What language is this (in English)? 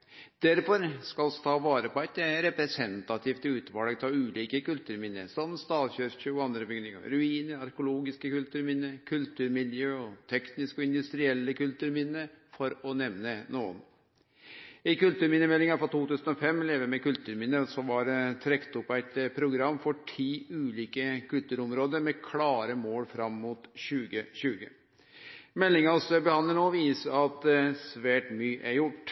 Norwegian Nynorsk